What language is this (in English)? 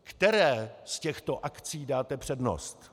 Czech